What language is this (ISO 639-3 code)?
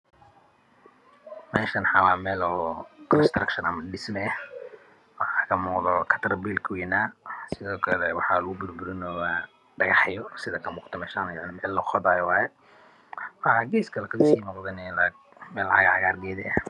som